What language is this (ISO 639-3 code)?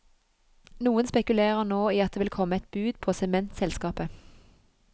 nor